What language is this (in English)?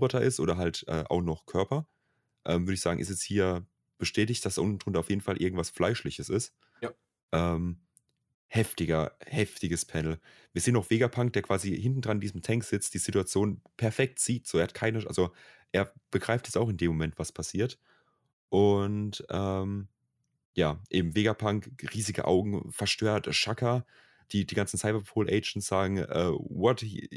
German